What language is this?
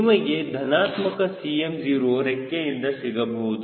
Kannada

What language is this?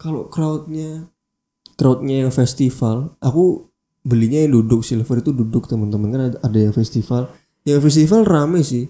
Indonesian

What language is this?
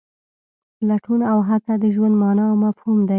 Pashto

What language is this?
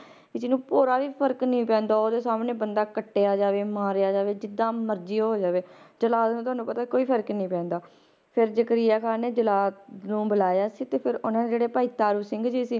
Punjabi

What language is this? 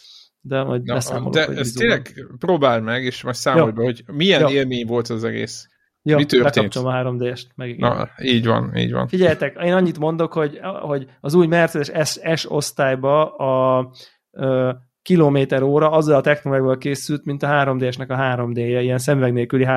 Hungarian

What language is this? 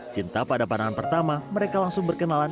Indonesian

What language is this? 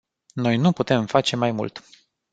Romanian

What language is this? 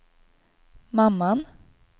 Swedish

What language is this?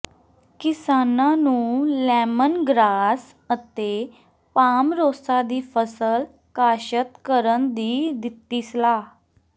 Punjabi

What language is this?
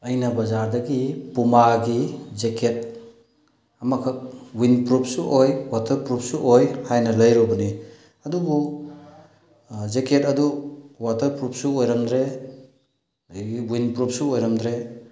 Manipuri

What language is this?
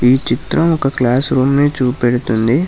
Telugu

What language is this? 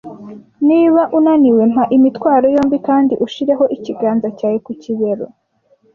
Kinyarwanda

